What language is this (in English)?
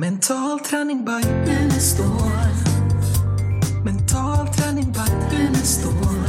Swedish